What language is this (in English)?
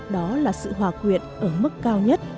Vietnamese